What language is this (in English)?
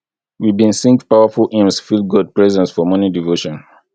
Nigerian Pidgin